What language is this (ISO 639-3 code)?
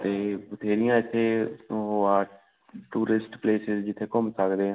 pan